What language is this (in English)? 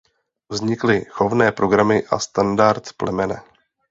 Czech